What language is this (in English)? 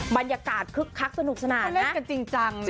Thai